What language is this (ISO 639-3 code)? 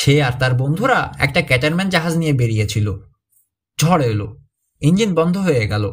hin